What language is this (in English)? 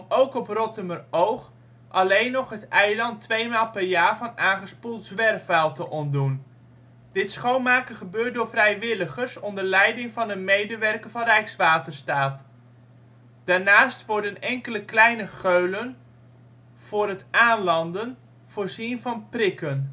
Dutch